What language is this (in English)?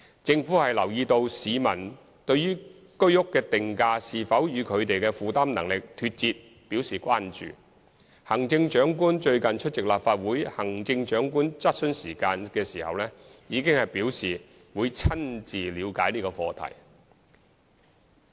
Cantonese